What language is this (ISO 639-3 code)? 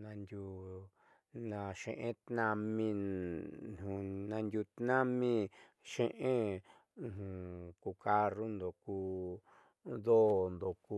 mxy